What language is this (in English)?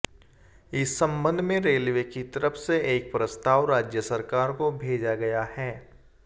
Hindi